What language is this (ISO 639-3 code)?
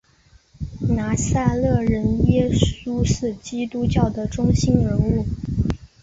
zho